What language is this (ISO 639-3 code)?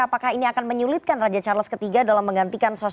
ind